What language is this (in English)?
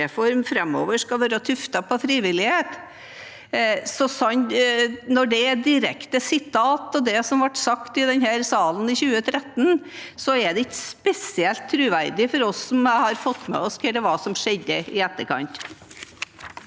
Norwegian